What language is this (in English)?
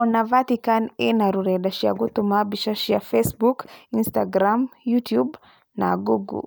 Kikuyu